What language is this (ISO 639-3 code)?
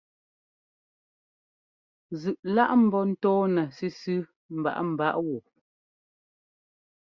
jgo